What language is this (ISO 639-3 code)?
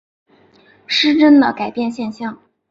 zho